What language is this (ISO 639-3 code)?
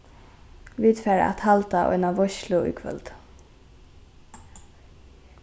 fao